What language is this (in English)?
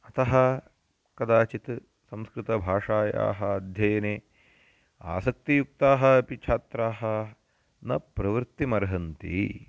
Sanskrit